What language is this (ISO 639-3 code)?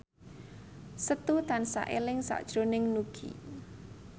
jav